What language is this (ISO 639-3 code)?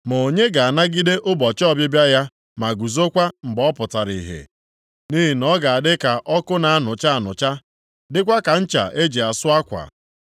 ibo